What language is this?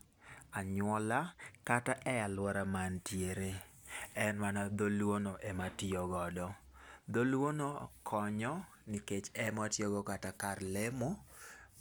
Luo (Kenya and Tanzania)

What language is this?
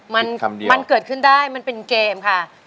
Thai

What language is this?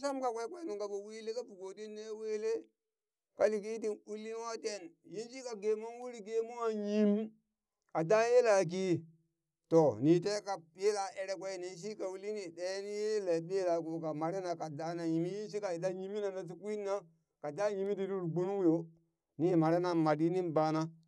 Burak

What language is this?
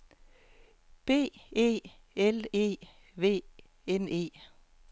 Danish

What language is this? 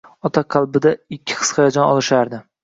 Uzbek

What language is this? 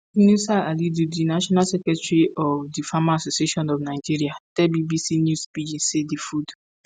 Nigerian Pidgin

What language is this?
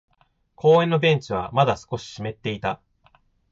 Japanese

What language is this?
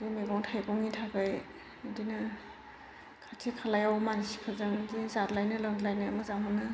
Bodo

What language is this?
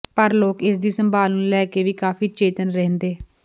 Punjabi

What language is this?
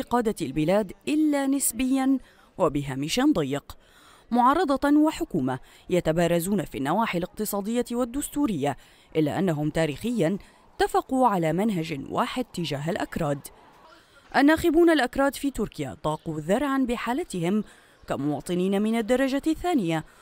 Arabic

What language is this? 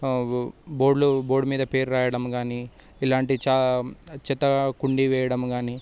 Telugu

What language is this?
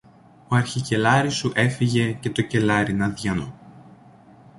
Greek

